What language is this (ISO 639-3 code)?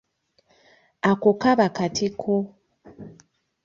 lug